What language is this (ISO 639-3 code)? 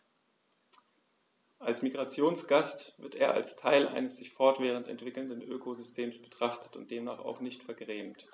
deu